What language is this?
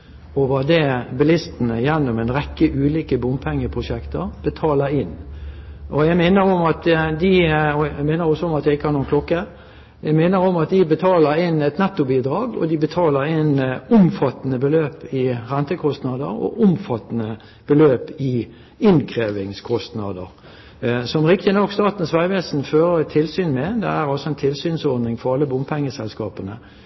Norwegian Bokmål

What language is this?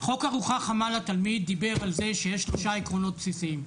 Hebrew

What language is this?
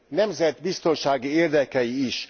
Hungarian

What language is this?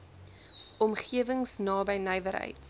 Afrikaans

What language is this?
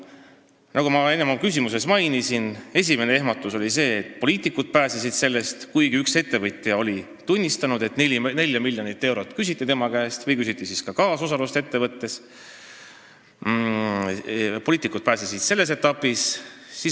Estonian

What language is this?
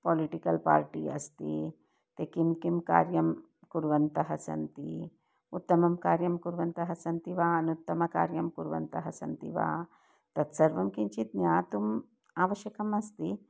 Sanskrit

